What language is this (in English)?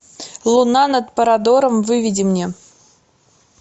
Russian